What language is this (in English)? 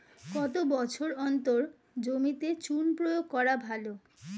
Bangla